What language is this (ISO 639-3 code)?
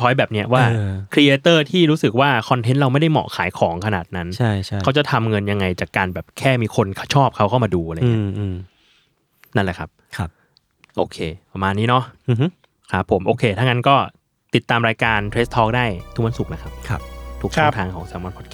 tha